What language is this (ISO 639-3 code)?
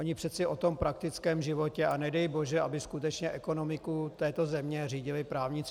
ces